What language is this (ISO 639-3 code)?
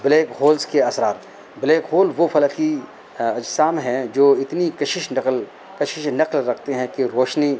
urd